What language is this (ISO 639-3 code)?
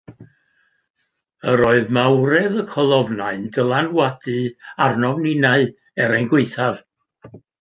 cym